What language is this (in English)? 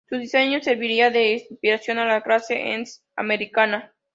Spanish